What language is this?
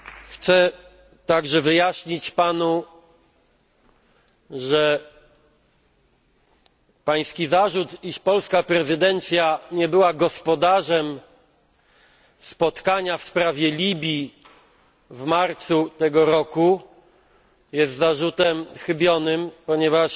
Polish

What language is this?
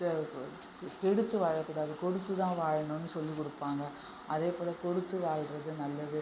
Tamil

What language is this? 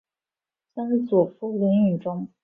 Chinese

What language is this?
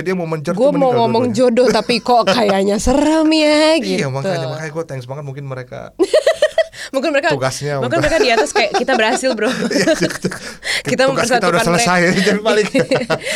Indonesian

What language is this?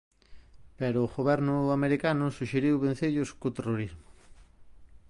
Galician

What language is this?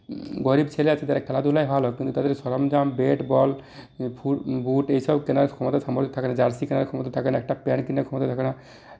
Bangla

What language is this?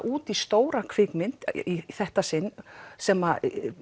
Icelandic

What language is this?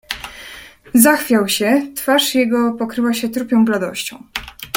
Polish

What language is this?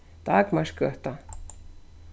Faroese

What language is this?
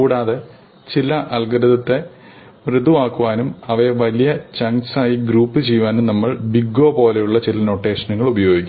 Malayalam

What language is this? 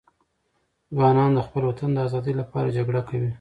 Pashto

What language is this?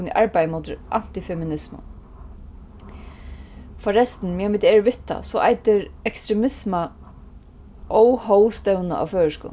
Faroese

